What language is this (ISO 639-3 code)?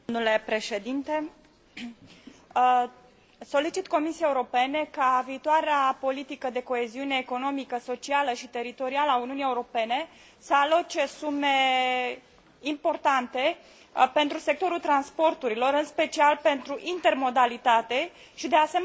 ron